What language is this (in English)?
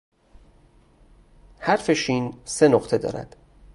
Persian